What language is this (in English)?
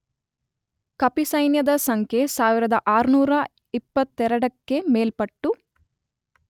Kannada